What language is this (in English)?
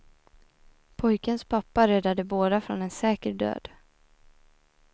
Swedish